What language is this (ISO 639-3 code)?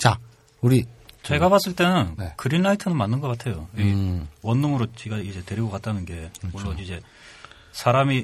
kor